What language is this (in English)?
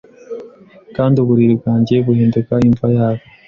Kinyarwanda